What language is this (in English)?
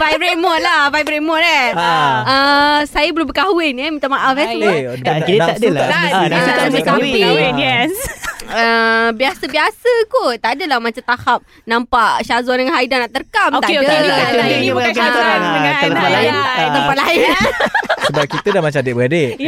Malay